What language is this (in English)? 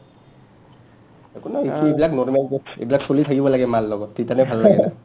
Assamese